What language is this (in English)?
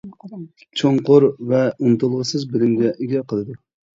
Uyghur